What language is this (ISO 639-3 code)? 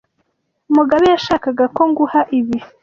kin